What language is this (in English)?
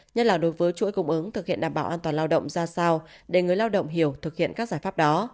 Vietnamese